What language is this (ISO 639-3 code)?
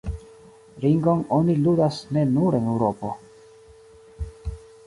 epo